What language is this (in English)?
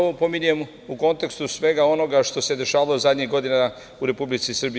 Serbian